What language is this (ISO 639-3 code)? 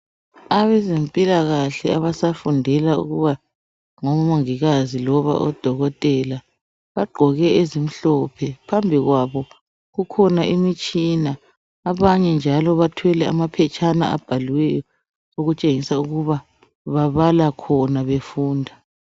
nde